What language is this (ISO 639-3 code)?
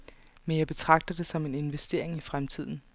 dan